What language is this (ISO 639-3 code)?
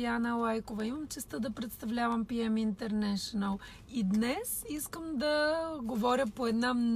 bul